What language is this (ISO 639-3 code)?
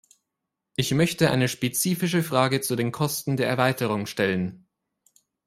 deu